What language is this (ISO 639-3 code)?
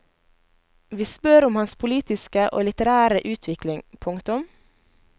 nor